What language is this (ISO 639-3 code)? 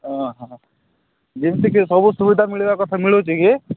ori